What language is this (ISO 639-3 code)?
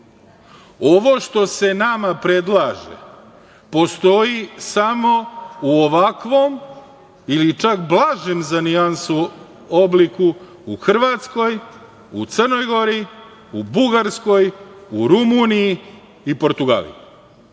srp